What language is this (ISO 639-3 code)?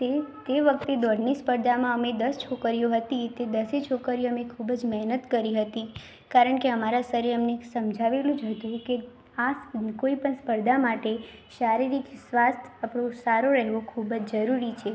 guj